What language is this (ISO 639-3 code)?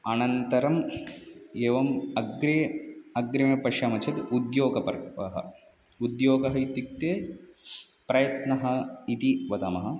san